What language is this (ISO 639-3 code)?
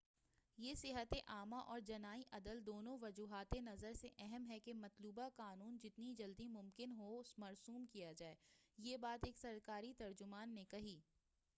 urd